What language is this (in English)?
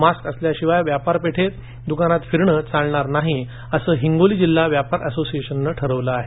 Marathi